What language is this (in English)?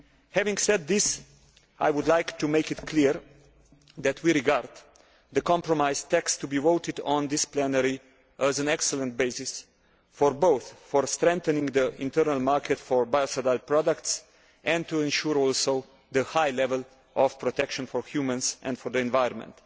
English